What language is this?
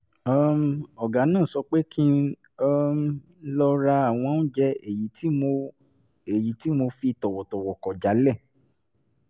Yoruba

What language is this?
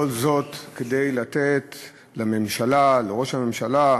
Hebrew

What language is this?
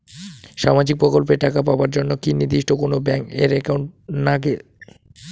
Bangla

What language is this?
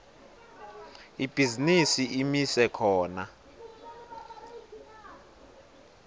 Swati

